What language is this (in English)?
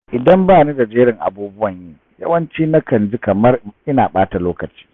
Hausa